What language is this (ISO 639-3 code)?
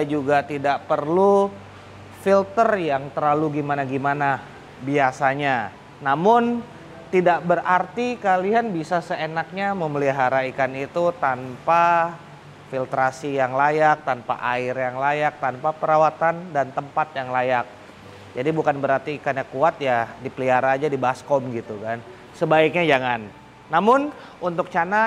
ind